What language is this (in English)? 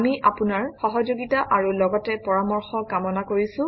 Assamese